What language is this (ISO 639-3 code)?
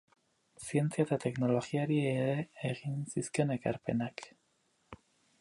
eus